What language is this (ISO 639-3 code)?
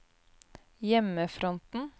nor